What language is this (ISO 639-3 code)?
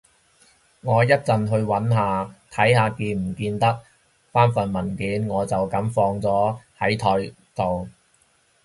yue